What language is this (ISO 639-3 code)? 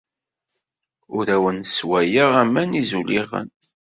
kab